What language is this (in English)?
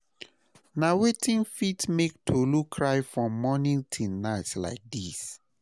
Nigerian Pidgin